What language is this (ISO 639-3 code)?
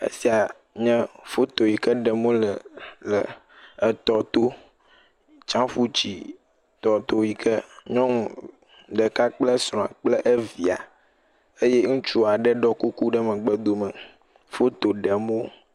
ewe